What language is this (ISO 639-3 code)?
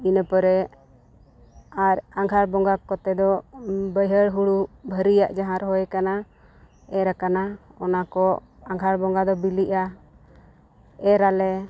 sat